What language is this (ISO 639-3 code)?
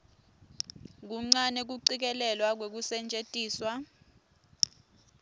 ssw